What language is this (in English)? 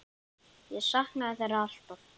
Icelandic